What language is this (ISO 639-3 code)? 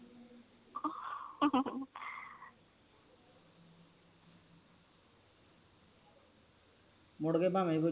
pan